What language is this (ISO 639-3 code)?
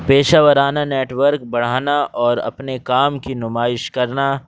urd